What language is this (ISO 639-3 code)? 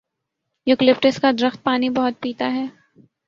urd